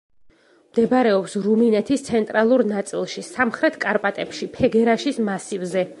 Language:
Georgian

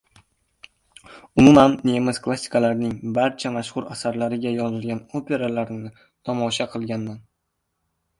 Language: Uzbek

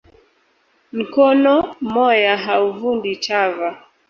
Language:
Swahili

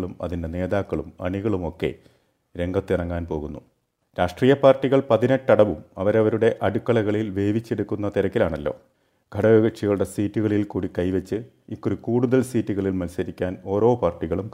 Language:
Malayalam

